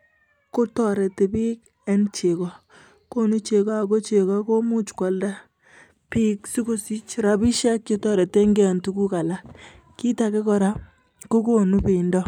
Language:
Kalenjin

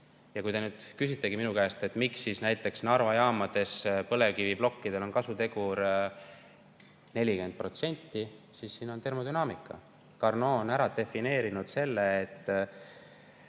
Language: Estonian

